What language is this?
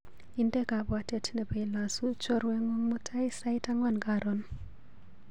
Kalenjin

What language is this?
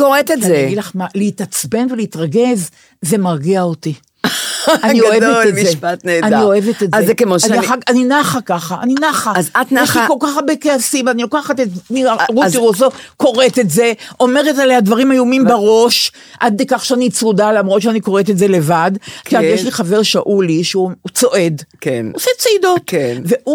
Hebrew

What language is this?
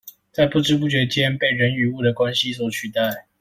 Chinese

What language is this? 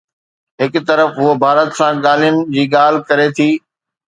Sindhi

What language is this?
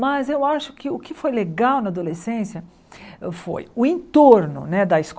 Portuguese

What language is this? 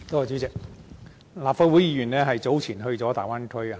Cantonese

